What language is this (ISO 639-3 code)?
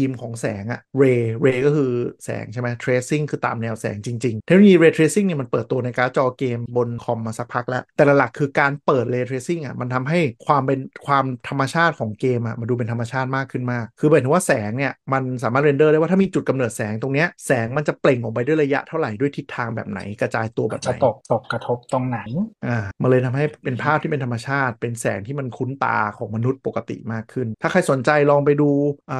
tha